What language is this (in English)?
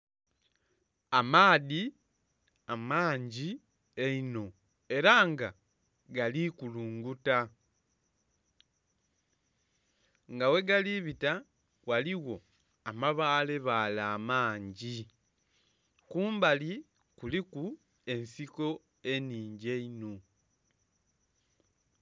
Soga